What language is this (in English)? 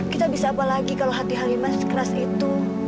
Indonesian